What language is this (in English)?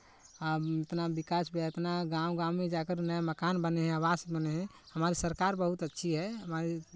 Hindi